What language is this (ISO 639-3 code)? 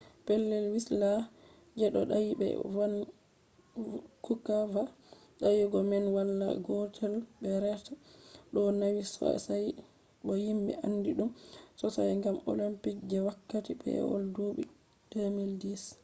ful